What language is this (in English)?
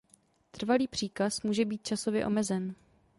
Czech